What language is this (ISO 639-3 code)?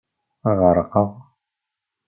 kab